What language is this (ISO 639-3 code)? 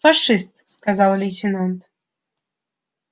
rus